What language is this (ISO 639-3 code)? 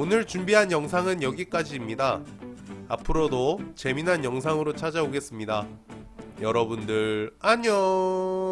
kor